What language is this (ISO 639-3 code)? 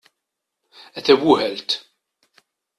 kab